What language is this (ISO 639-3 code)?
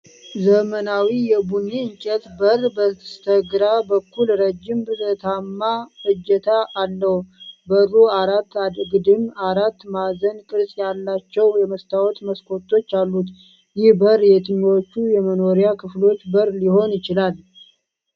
amh